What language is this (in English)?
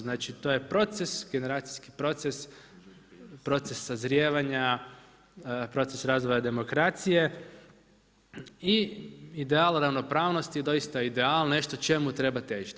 Croatian